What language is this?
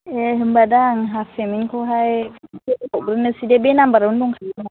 Bodo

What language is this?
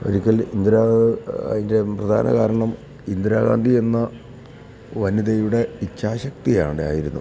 Malayalam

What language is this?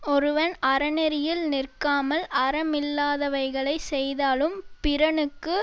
Tamil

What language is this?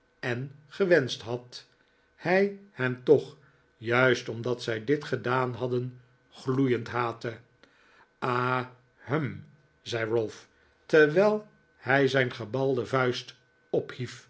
Dutch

